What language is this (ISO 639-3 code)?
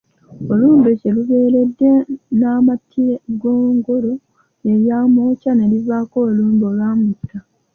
lug